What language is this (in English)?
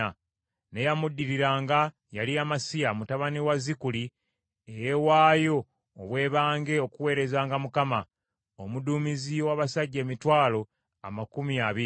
Ganda